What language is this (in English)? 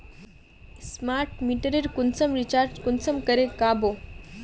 Magahi